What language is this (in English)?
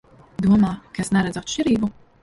Latvian